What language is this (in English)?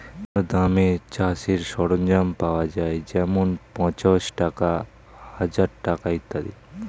Bangla